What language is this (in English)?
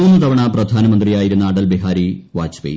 Malayalam